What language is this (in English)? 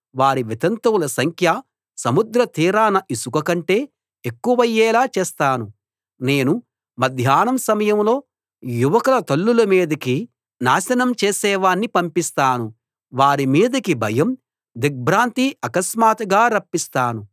Telugu